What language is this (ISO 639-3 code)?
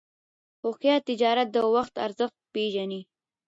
pus